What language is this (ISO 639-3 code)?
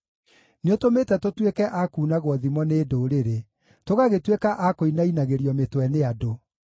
kik